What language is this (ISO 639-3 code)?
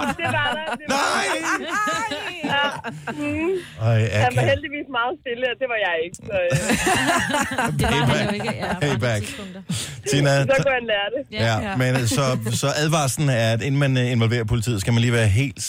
dan